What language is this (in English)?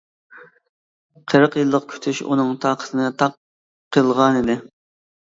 Uyghur